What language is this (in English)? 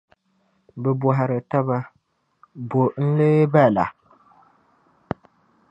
Dagbani